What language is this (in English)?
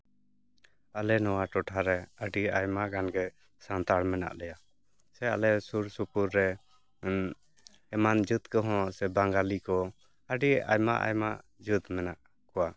Santali